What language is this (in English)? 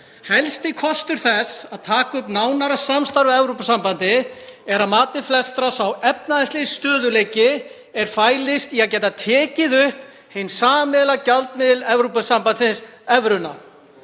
Icelandic